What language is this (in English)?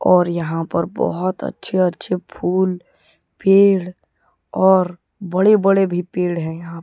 Hindi